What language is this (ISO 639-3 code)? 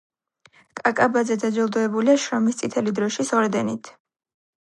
kat